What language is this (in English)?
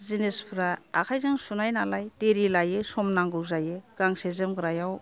Bodo